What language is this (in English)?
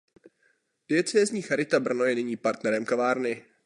Czech